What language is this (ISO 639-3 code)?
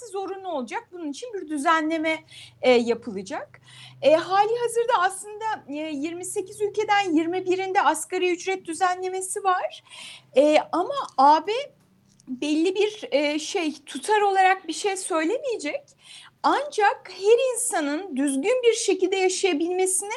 tur